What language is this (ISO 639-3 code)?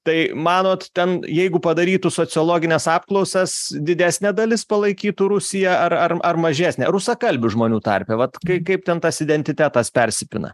lit